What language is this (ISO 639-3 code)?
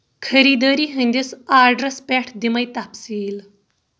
kas